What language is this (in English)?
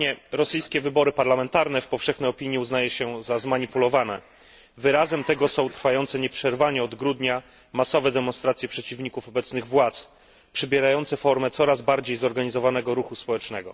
Polish